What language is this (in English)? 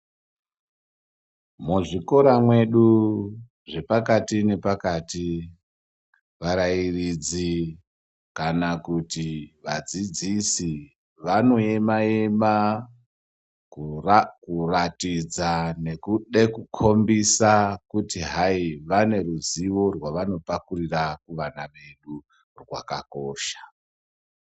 Ndau